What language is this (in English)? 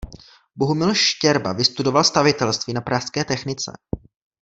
Czech